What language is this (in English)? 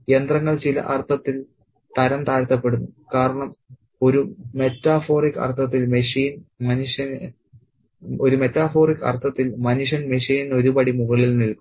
Malayalam